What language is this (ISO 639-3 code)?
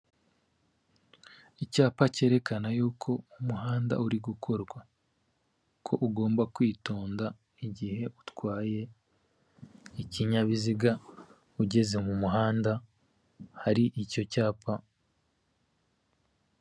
kin